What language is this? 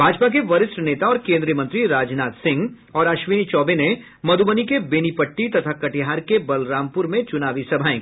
Hindi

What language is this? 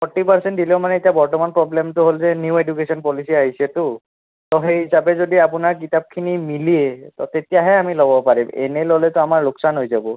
Assamese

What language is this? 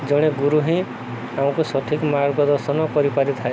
Odia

